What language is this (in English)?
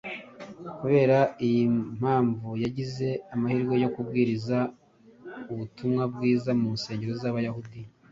Kinyarwanda